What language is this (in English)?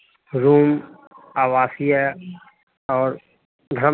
Hindi